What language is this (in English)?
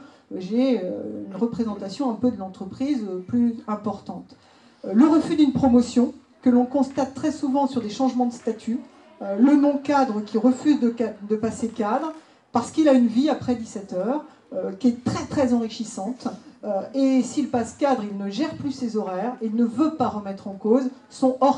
French